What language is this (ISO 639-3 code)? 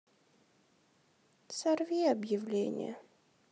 rus